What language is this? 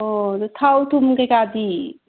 Manipuri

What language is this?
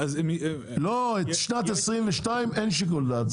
Hebrew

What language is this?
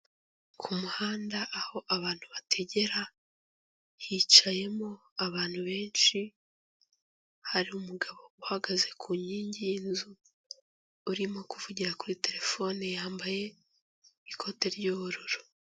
Kinyarwanda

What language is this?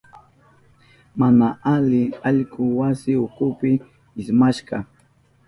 Southern Pastaza Quechua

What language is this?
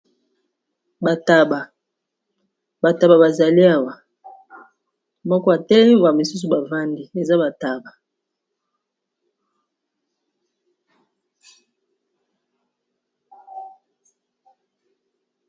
Lingala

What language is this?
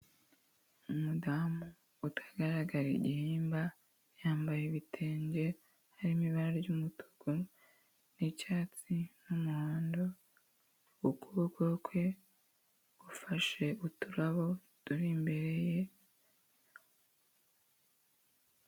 Kinyarwanda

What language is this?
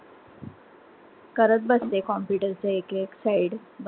Marathi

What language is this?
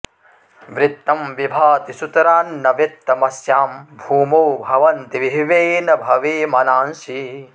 Sanskrit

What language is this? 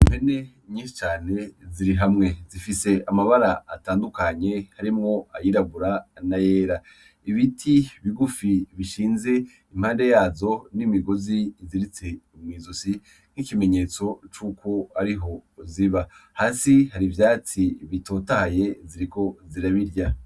Rundi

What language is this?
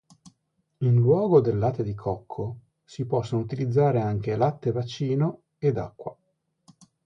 Italian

